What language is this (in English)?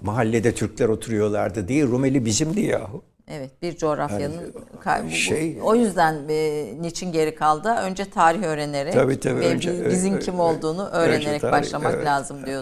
Turkish